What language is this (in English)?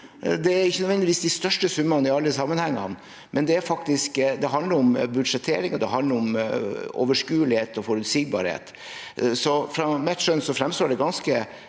Norwegian